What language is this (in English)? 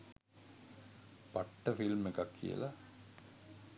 Sinhala